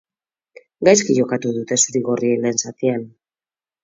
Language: Basque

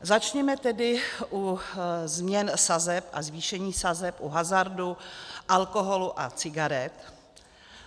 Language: Czech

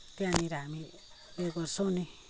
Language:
Nepali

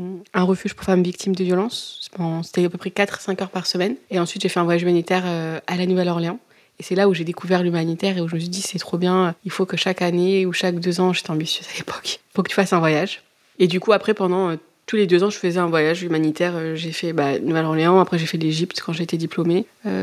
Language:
French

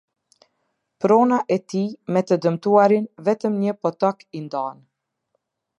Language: Albanian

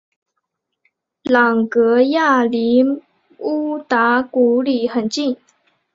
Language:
Chinese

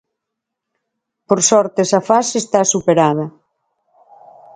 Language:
Galician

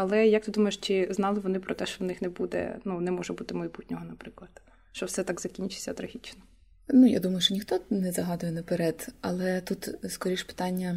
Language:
Ukrainian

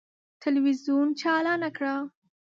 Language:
Pashto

